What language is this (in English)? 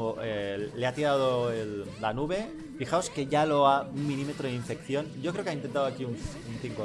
Spanish